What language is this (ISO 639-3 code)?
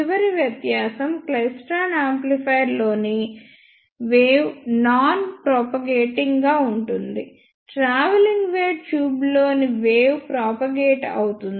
tel